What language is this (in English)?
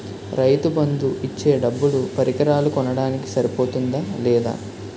Telugu